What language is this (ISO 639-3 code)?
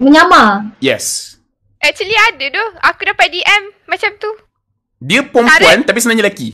msa